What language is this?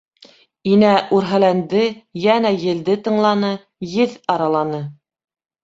Bashkir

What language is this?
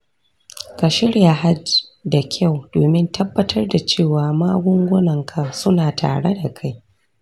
Hausa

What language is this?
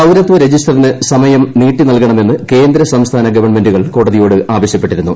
Malayalam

